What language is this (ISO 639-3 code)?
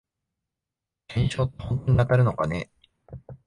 jpn